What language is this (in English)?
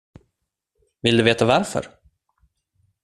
Swedish